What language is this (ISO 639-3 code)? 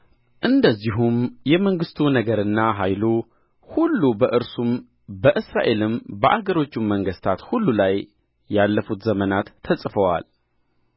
amh